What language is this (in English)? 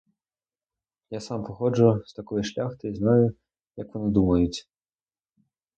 Ukrainian